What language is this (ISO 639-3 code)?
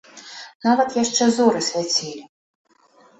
bel